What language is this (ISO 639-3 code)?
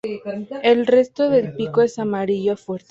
spa